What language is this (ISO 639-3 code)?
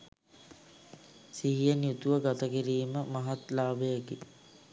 sin